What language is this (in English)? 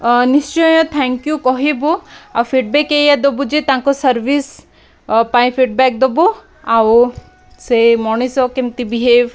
Odia